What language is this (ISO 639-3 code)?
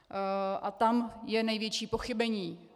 ces